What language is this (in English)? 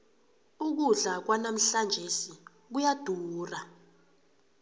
South Ndebele